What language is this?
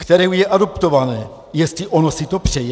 Czech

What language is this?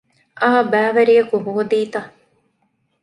Divehi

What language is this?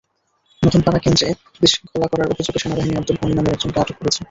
Bangla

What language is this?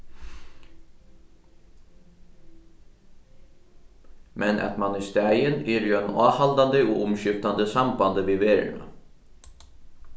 Faroese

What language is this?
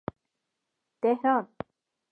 Pashto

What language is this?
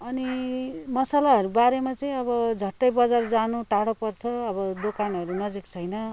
Nepali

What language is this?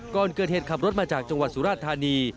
Thai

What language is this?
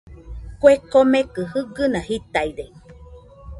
Nüpode Huitoto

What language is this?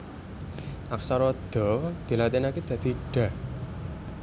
Javanese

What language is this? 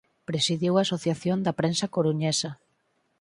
Galician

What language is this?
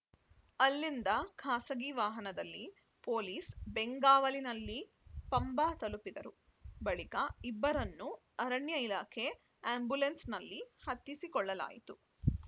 Kannada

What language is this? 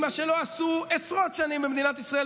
Hebrew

